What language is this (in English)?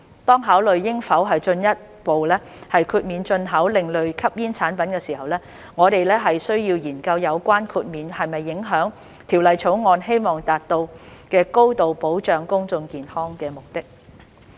Cantonese